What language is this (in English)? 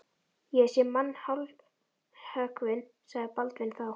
Icelandic